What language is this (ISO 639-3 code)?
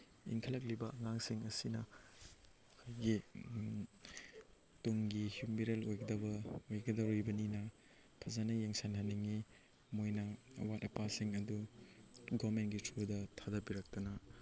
mni